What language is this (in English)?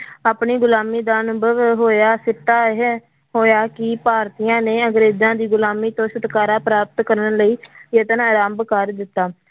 Punjabi